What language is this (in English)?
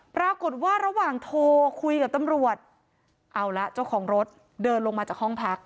Thai